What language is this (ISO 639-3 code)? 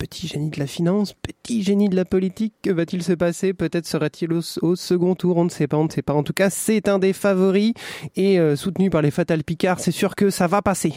fra